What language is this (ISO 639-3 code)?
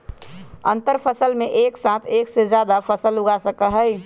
mag